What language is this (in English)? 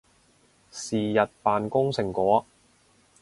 Cantonese